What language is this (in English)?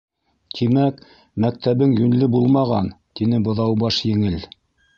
Bashkir